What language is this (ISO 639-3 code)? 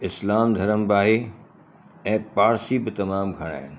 snd